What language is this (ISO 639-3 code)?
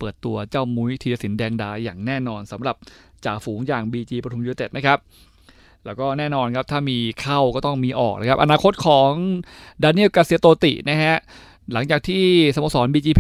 tha